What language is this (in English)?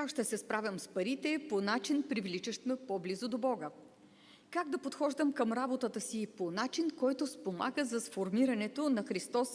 Bulgarian